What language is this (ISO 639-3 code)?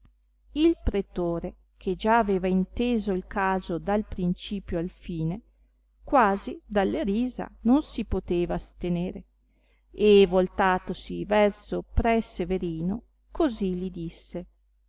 ita